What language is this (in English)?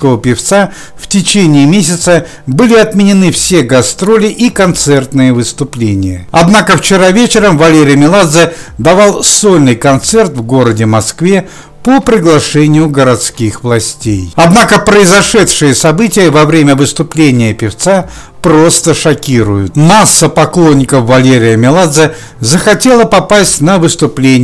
Russian